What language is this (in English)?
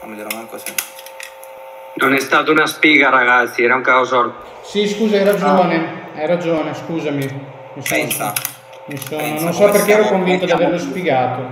Italian